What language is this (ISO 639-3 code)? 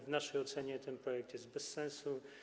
pol